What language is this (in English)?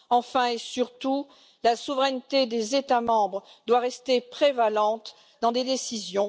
French